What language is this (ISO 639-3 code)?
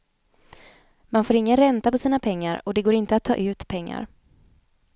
swe